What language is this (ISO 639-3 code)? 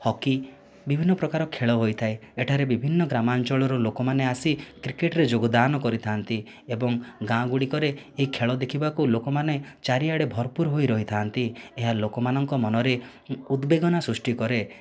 ori